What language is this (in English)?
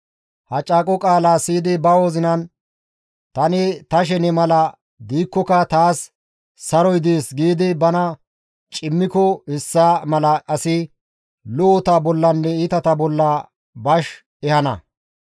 Gamo